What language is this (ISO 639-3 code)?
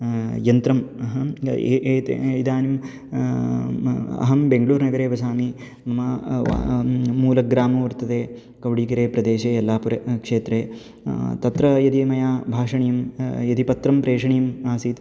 san